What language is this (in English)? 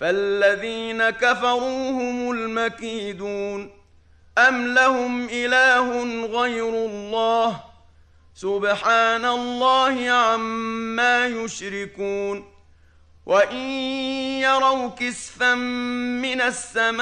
Arabic